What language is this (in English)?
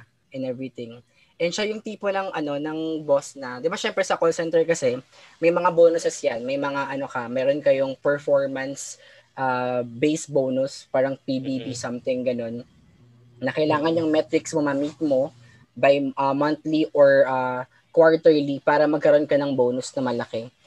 Filipino